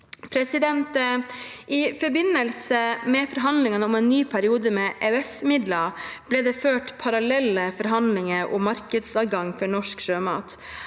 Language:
Norwegian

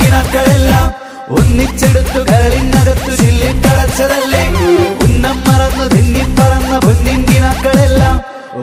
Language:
Arabic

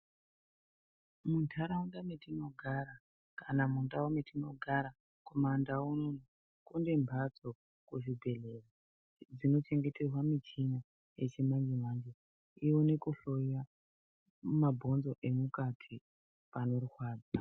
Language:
Ndau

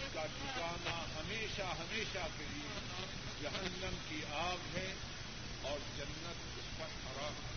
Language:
Urdu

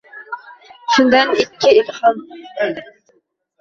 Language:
Uzbek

